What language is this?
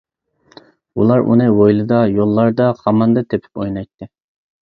Uyghur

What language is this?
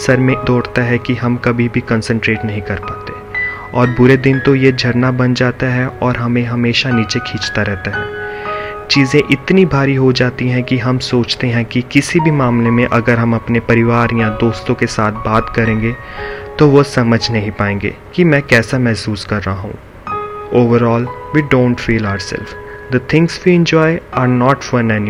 Hindi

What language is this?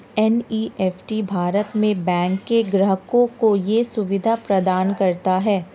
Hindi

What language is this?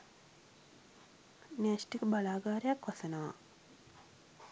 Sinhala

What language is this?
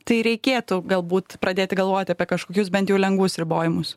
Lithuanian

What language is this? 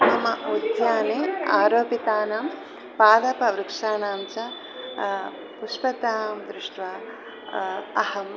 Sanskrit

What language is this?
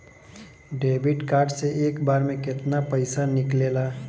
Bhojpuri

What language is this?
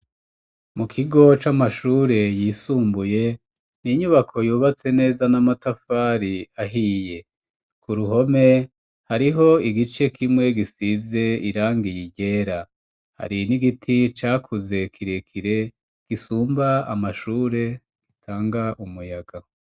Rundi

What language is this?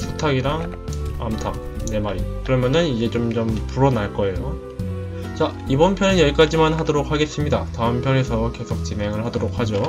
Korean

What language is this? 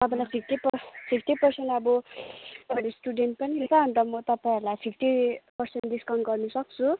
Nepali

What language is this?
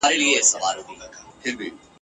Pashto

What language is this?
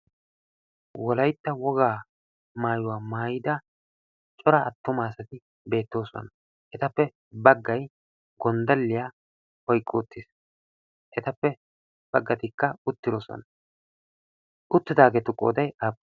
Wolaytta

